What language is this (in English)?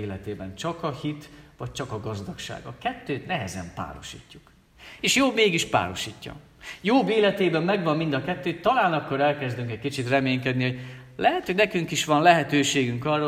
Hungarian